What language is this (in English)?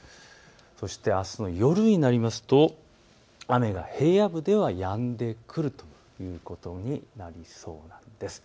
Japanese